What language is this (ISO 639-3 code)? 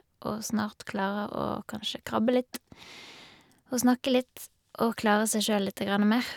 nor